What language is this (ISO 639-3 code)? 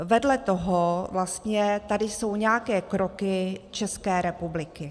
ces